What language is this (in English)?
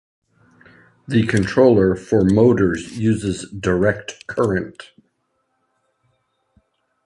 English